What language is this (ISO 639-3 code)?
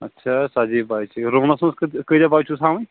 kas